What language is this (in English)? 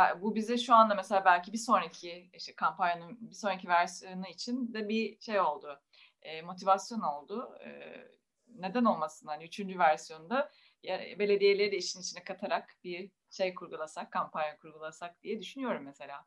Turkish